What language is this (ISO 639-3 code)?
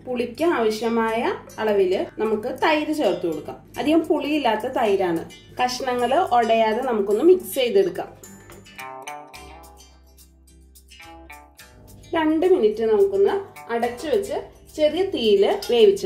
tur